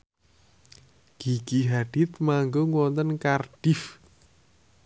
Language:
Javanese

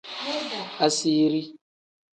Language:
Tem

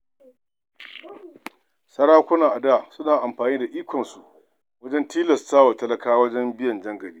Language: Hausa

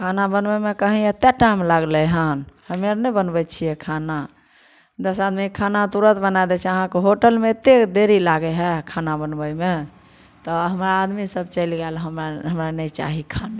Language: Maithili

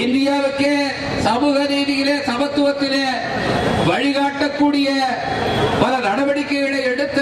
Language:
Tamil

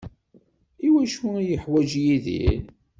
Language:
Kabyle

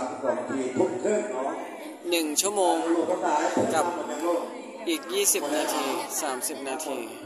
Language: Thai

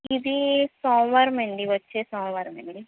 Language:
Telugu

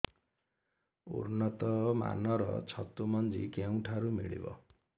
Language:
Odia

